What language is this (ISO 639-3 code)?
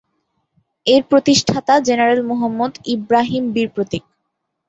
ben